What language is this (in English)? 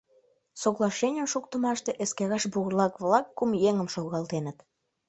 Mari